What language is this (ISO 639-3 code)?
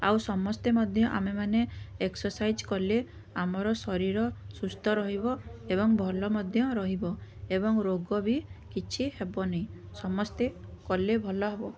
ori